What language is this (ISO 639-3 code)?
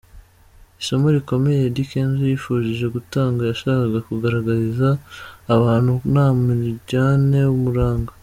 kin